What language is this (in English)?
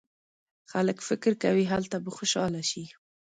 Pashto